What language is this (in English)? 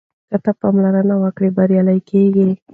Pashto